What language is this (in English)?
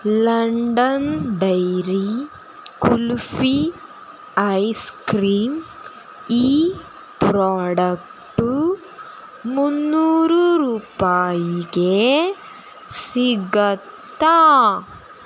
Kannada